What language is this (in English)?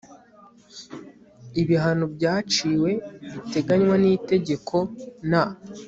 Kinyarwanda